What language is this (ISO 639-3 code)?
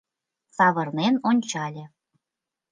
chm